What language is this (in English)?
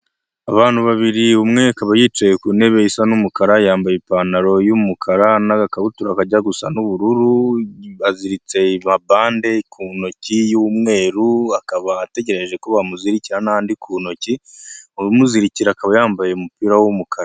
Kinyarwanda